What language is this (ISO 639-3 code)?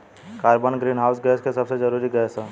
bho